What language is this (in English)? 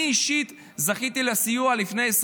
Hebrew